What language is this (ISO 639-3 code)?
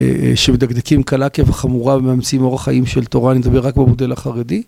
heb